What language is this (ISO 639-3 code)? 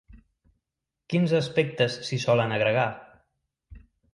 cat